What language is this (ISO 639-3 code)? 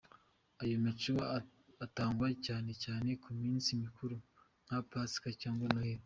kin